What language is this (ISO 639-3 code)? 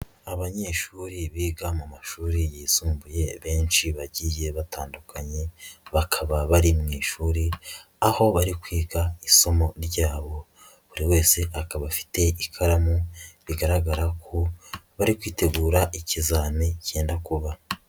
kin